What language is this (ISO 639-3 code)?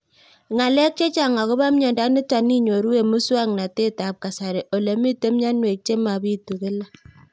kln